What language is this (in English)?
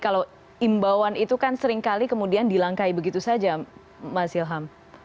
Indonesian